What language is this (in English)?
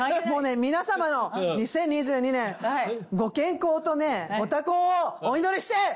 Japanese